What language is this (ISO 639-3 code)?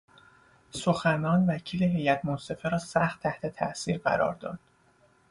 fas